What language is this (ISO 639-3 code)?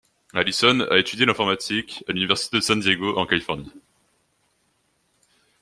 fra